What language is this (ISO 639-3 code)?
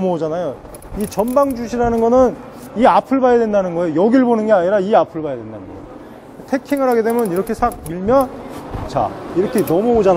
kor